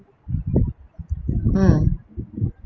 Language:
English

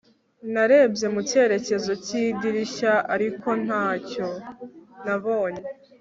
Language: Kinyarwanda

